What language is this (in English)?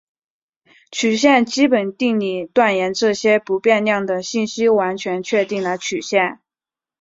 Chinese